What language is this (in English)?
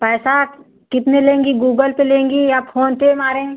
Hindi